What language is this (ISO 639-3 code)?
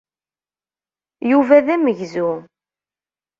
kab